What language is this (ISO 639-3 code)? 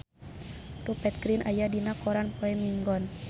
sun